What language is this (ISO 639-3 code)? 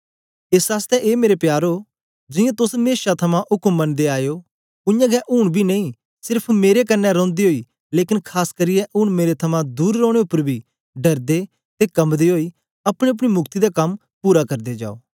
doi